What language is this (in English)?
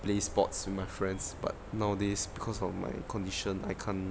English